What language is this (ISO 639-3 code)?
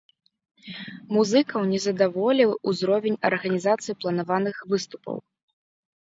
bel